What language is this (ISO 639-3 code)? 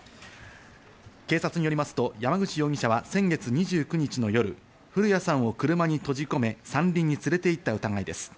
jpn